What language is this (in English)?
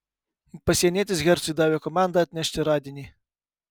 Lithuanian